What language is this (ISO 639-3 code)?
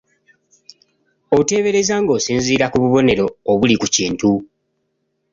lug